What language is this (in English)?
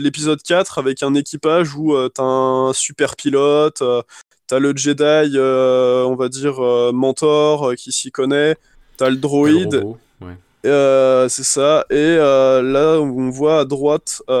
French